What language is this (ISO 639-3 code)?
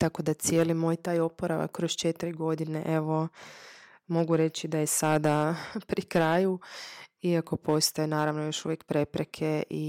hrv